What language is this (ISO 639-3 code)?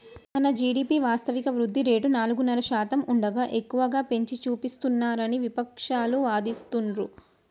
tel